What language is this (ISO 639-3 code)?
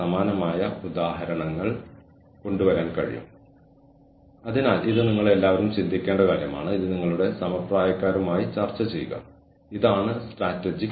mal